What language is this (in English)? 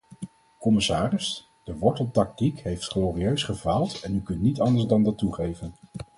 Dutch